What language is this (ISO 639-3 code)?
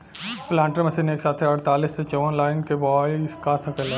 bho